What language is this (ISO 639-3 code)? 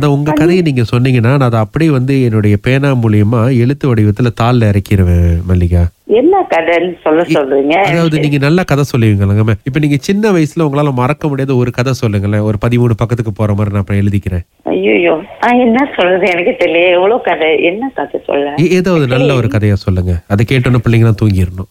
tam